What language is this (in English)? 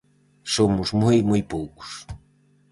Galician